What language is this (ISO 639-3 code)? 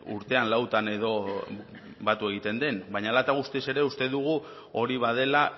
eus